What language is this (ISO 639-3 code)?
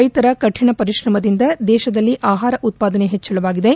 kan